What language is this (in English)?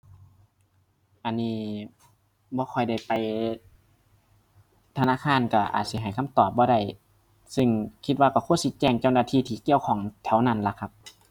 Thai